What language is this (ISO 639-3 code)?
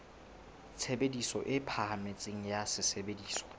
sot